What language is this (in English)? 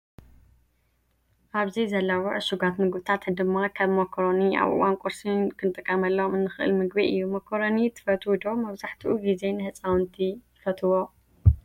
Tigrinya